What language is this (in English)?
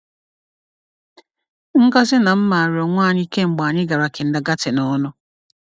Igbo